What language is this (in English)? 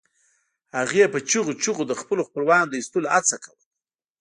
Pashto